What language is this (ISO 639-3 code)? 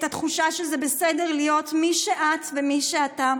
heb